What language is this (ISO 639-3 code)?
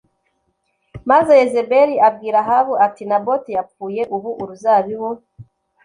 kin